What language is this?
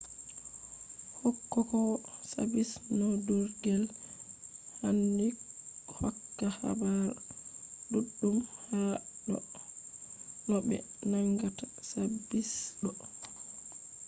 Fula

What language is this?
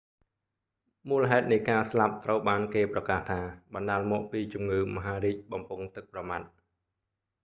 Khmer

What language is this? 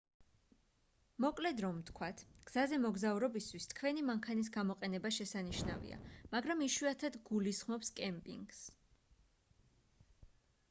Georgian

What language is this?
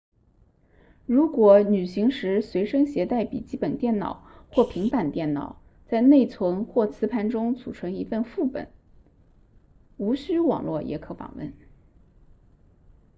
Chinese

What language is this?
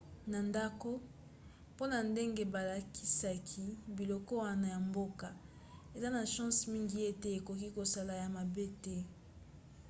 Lingala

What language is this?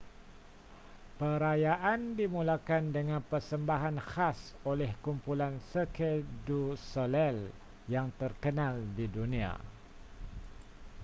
Malay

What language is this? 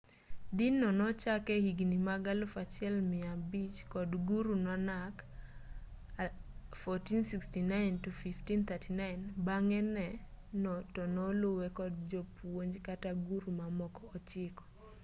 Luo (Kenya and Tanzania)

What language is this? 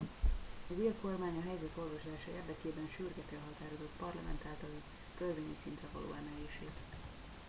Hungarian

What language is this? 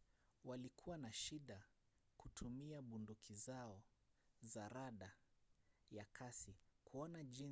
Swahili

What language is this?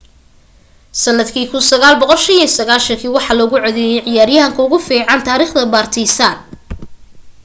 Somali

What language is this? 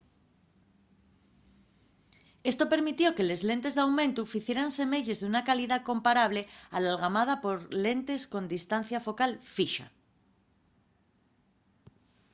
Asturian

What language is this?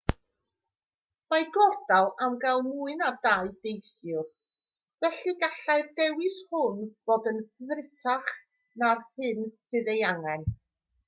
Welsh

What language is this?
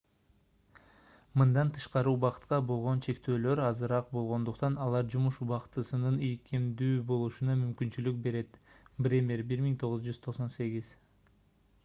Kyrgyz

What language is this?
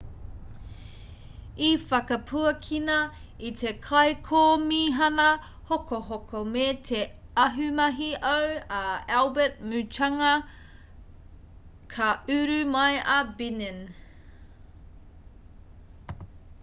Māori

